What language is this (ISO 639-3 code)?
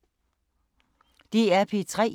dan